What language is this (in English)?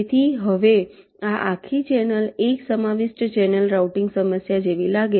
Gujarati